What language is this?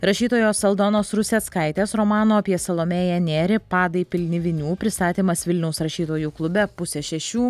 Lithuanian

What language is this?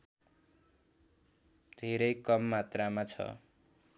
Nepali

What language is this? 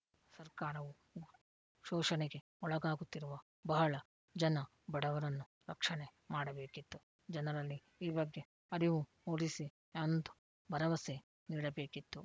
Kannada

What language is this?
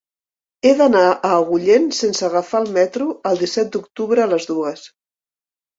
Catalan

